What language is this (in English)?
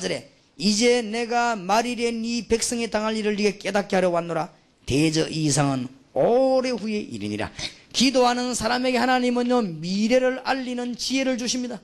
Korean